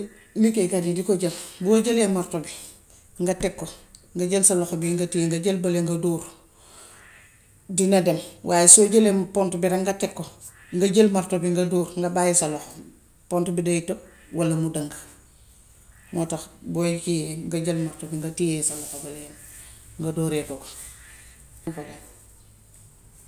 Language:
Gambian Wolof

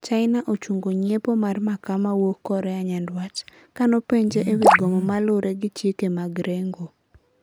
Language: Luo (Kenya and Tanzania)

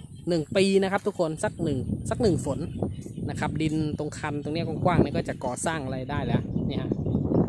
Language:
Thai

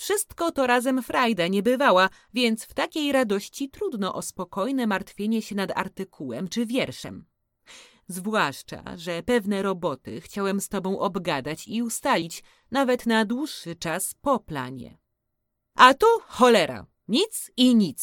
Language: Polish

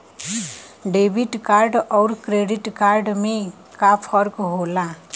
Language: Bhojpuri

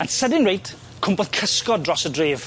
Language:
Welsh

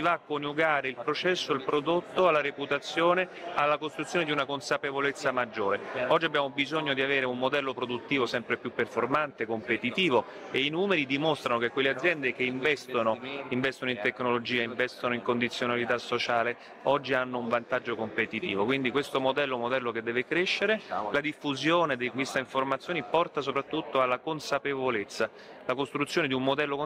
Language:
Italian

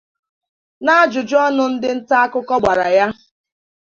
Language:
Igbo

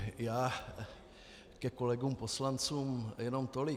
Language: Czech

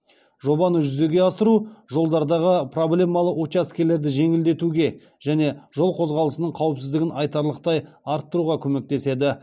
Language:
Kazakh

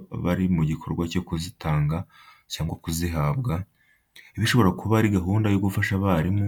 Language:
Kinyarwanda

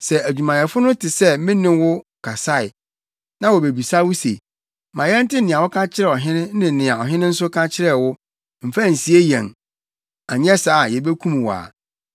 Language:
Akan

